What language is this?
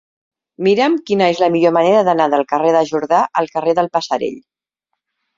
Catalan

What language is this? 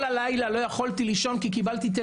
Hebrew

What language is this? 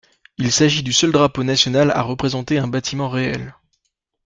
French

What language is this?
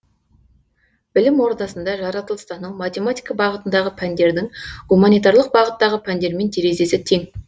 Kazakh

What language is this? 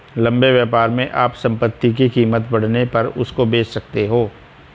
Hindi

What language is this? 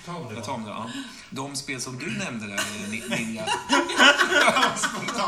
Swedish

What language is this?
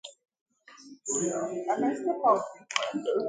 Igbo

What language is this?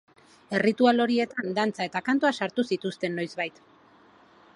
Basque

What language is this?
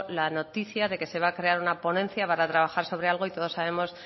Spanish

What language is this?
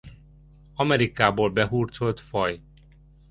Hungarian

